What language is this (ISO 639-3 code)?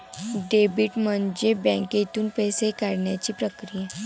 mar